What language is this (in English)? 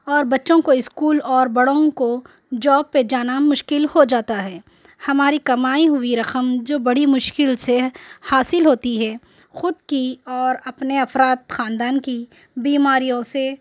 Urdu